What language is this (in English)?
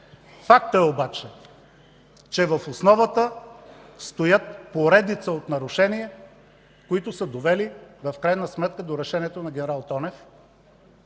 Bulgarian